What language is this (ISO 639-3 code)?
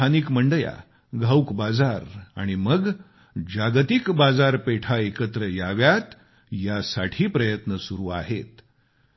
mar